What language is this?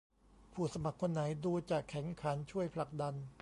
Thai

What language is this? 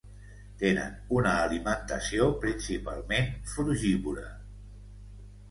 Catalan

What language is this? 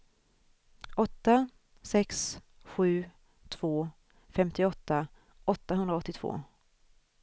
Swedish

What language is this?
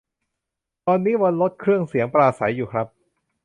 Thai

